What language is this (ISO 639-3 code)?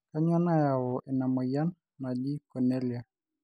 mas